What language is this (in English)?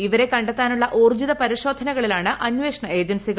Malayalam